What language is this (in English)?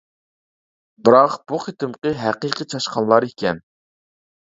Uyghur